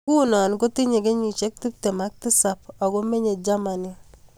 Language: Kalenjin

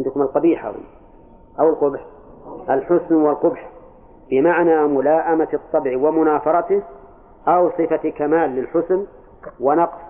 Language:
Arabic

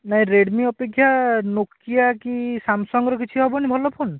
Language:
Odia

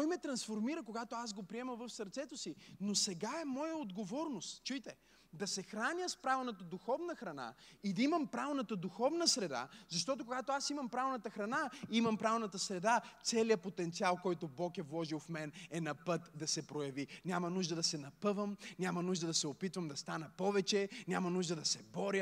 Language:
Bulgarian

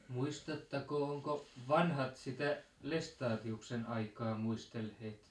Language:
Finnish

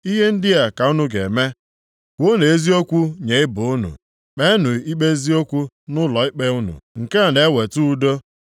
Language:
Igbo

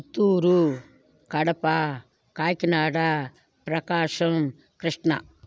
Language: Telugu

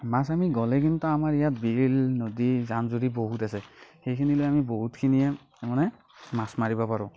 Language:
Assamese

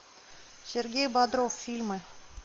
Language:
Russian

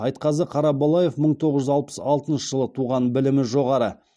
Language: Kazakh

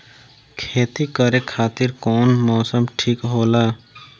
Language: Bhojpuri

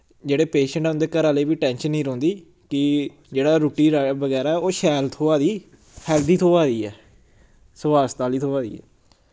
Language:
Dogri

